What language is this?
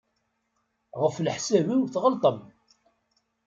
Kabyle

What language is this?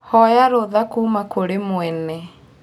Kikuyu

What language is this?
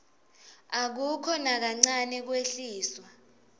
Swati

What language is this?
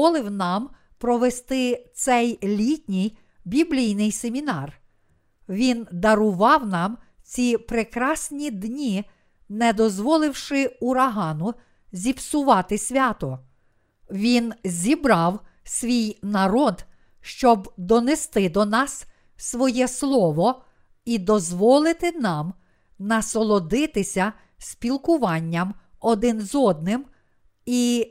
Ukrainian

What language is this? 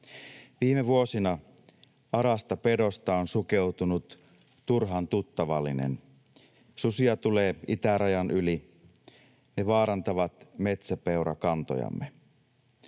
Finnish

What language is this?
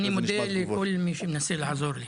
Hebrew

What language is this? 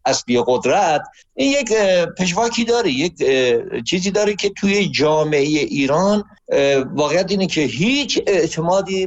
Persian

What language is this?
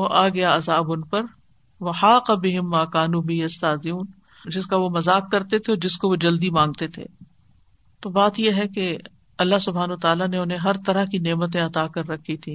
Urdu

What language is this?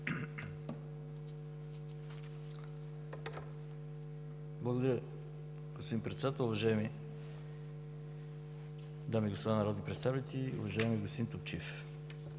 Bulgarian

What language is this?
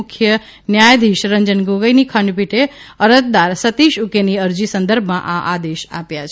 Gujarati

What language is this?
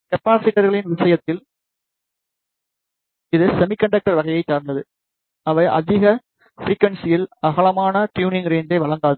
Tamil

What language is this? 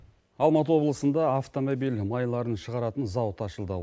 Kazakh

